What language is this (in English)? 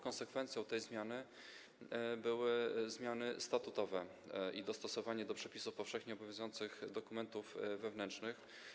Polish